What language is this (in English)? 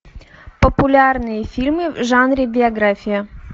Russian